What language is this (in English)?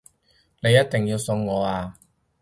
Cantonese